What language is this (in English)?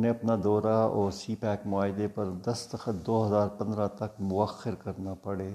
Urdu